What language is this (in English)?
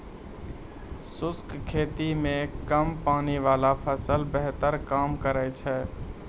Maithili